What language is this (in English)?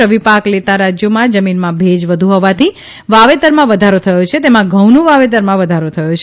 Gujarati